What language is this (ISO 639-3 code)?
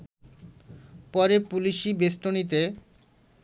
ben